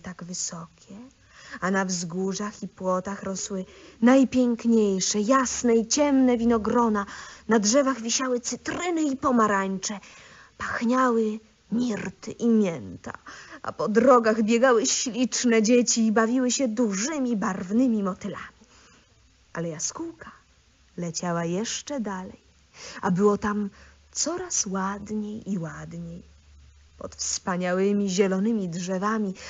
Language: Polish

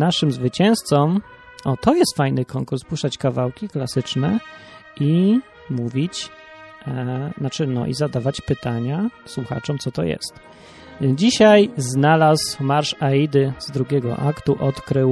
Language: Polish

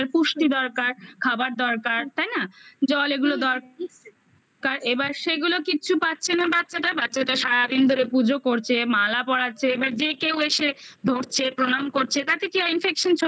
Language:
Bangla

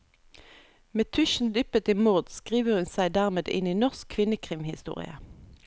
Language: Norwegian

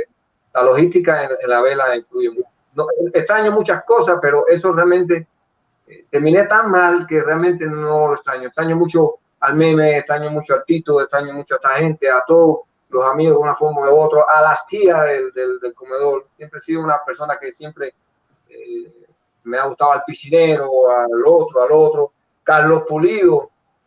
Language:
Spanish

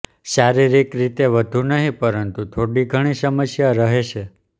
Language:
Gujarati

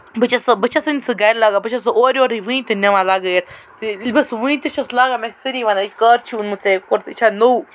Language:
Kashmiri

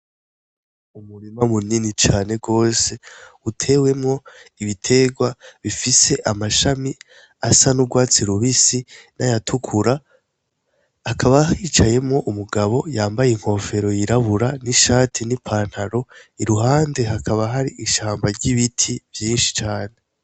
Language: Rundi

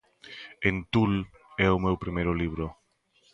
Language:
Galician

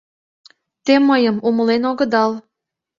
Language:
Mari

